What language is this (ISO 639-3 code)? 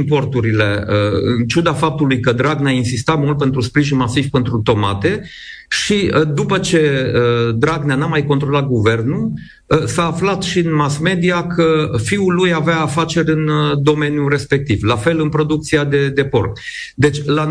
ron